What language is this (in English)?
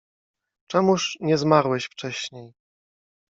Polish